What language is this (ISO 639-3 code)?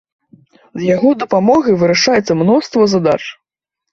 bel